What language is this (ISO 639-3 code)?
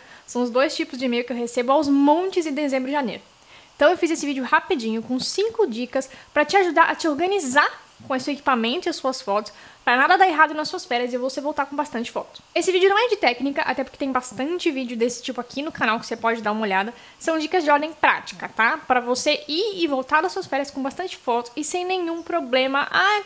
por